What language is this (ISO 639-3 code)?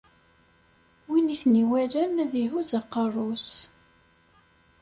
kab